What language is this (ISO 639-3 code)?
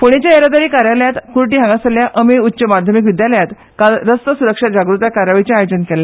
kok